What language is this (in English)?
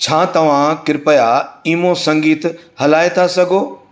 Sindhi